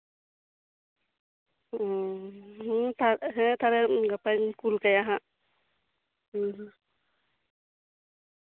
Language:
Santali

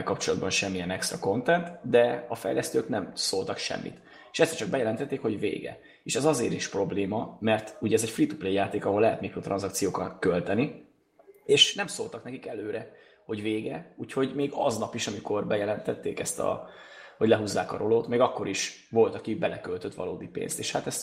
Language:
Hungarian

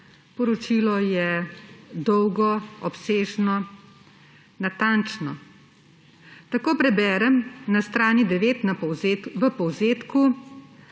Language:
Slovenian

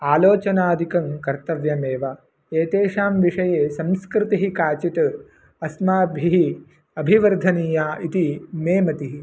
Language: Sanskrit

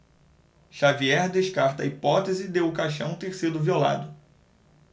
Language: Portuguese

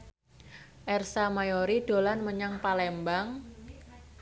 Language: Javanese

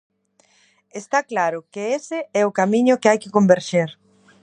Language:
Galician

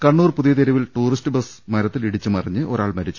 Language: Malayalam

